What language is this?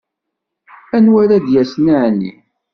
Kabyle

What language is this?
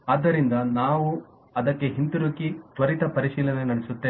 Kannada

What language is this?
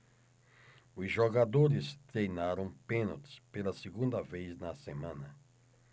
Portuguese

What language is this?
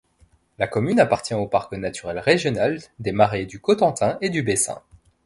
French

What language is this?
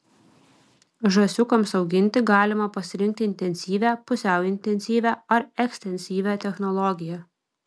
Lithuanian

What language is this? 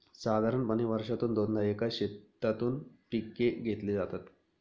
Marathi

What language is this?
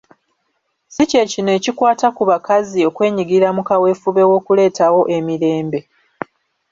Ganda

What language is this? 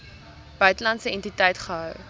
Afrikaans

